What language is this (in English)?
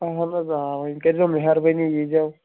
Kashmiri